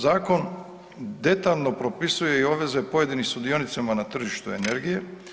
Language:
Croatian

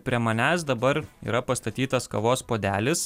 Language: Lithuanian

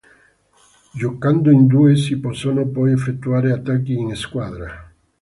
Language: Italian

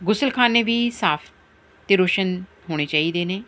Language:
Punjabi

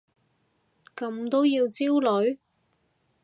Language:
Cantonese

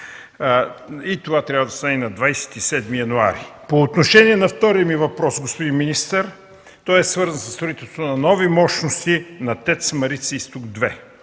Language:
Bulgarian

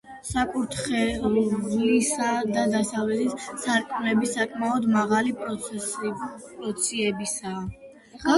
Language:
Georgian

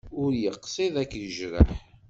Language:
Kabyle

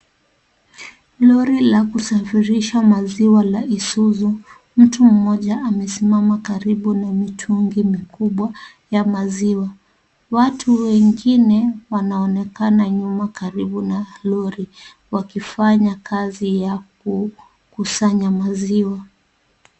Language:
Swahili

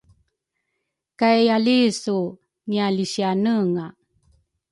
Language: Rukai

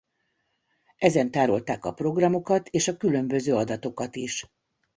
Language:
Hungarian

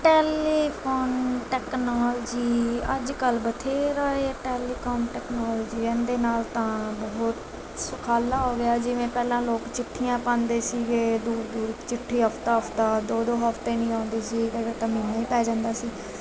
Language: Punjabi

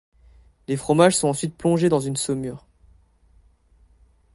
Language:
French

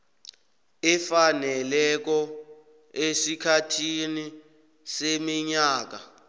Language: South Ndebele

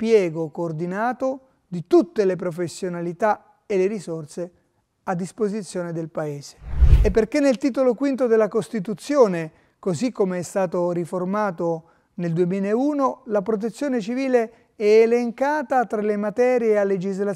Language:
Italian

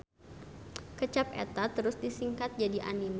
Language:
Sundanese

